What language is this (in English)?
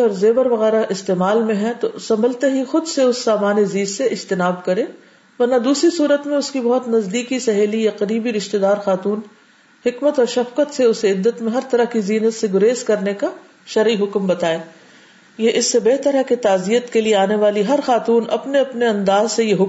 Urdu